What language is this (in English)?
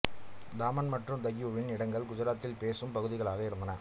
Tamil